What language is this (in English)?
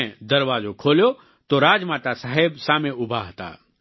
Gujarati